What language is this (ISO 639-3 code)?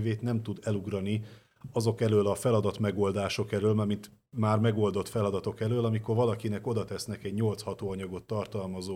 hun